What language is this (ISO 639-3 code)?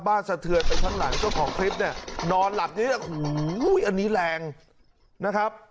tha